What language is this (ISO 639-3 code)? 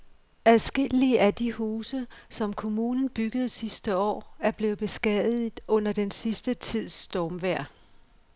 dan